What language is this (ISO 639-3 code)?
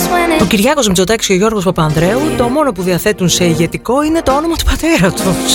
ell